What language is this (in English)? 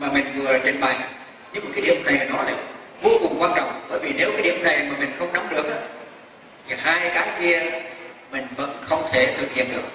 Vietnamese